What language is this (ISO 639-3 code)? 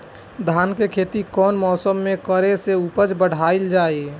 bho